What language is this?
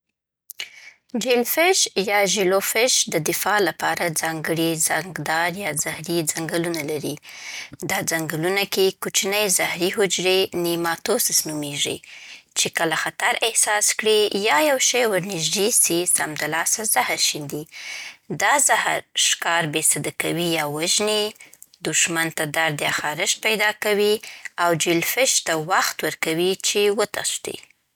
Southern Pashto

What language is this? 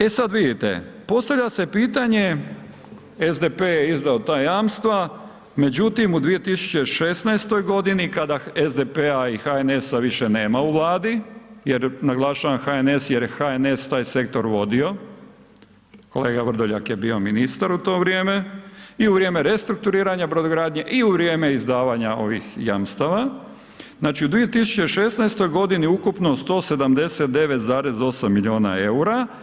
Croatian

